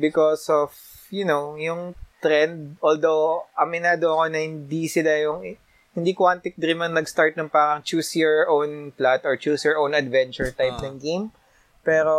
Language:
Filipino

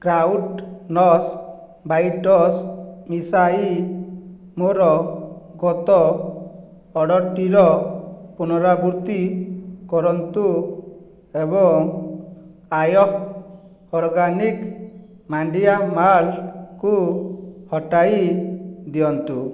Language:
Odia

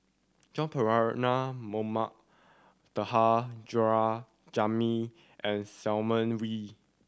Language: English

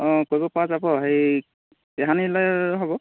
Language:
Assamese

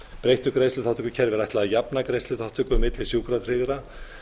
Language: Icelandic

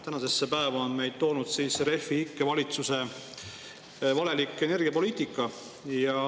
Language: Estonian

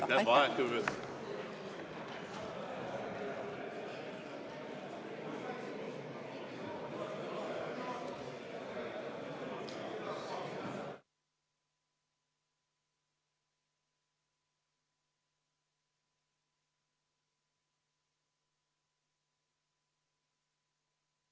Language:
Estonian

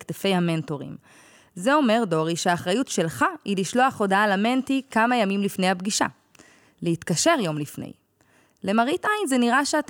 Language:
Hebrew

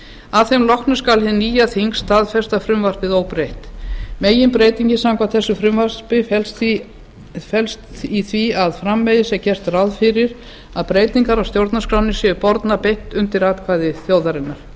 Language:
Icelandic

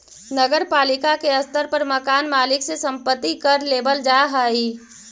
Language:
Magahi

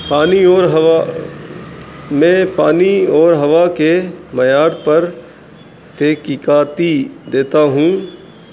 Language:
Urdu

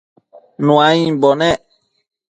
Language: Matsés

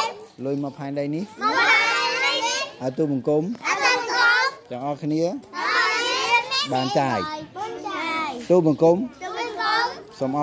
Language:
Vietnamese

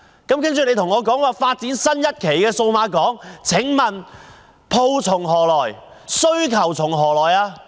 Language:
Cantonese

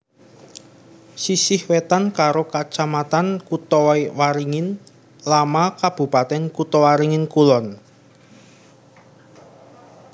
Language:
Javanese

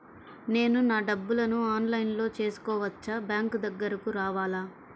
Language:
Telugu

